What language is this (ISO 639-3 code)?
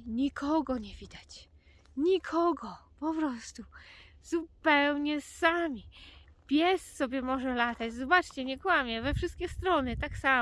pol